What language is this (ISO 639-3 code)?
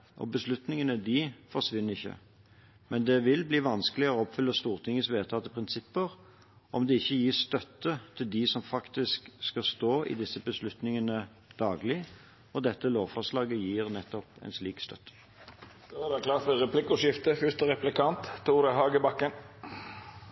nob